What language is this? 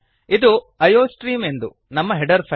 Kannada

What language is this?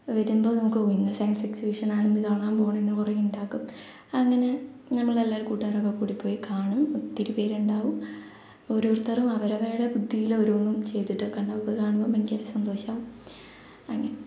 Malayalam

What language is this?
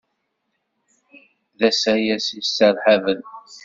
Kabyle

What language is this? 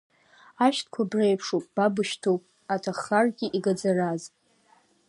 Abkhazian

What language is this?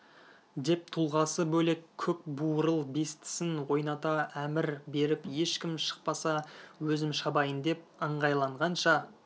Kazakh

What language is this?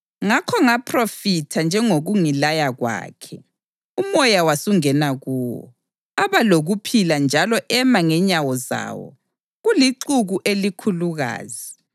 North Ndebele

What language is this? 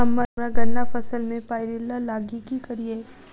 Maithili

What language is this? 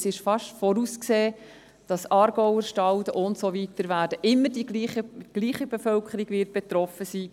Swiss German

